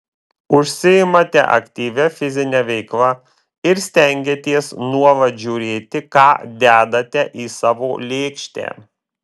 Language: Lithuanian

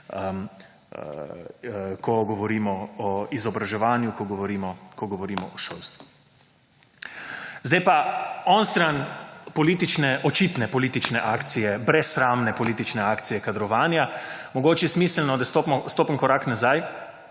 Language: Slovenian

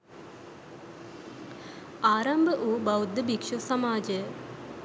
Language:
Sinhala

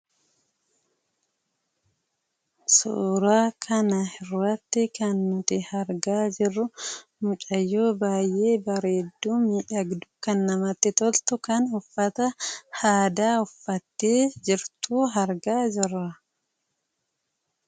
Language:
Oromo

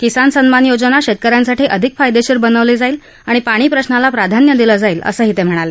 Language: Marathi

